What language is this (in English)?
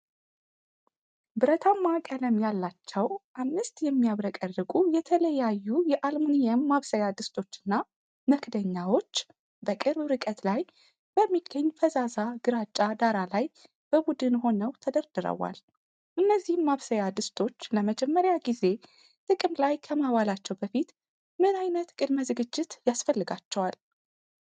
Amharic